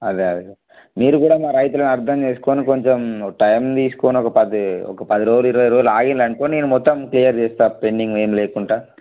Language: Telugu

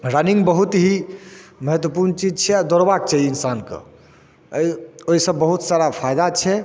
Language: Maithili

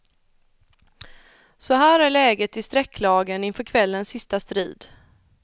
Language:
Swedish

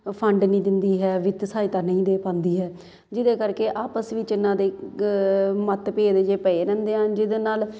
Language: Punjabi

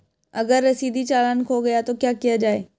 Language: Hindi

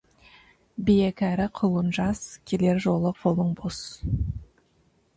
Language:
Kazakh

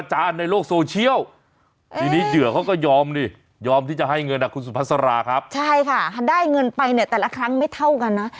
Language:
Thai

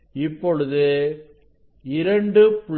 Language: Tamil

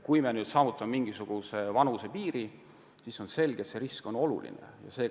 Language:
Estonian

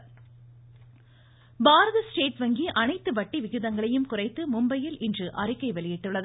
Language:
Tamil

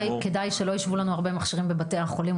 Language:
Hebrew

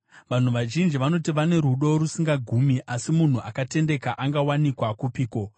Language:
Shona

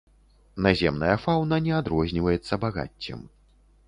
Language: Belarusian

